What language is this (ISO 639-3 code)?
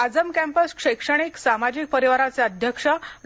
mar